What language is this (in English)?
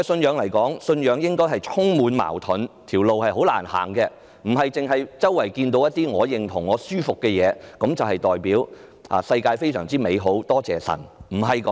Cantonese